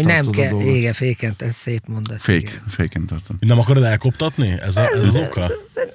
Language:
Hungarian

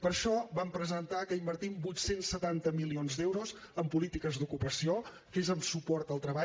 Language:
Catalan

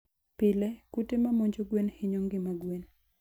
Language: Luo (Kenya and Tanzania)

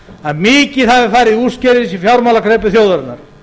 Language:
Icelandic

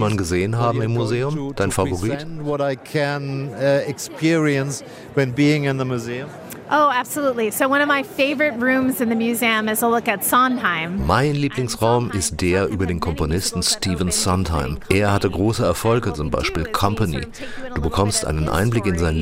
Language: German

